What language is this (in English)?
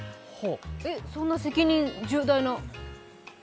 Japanese